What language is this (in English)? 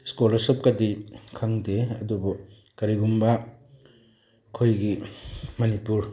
Manipuri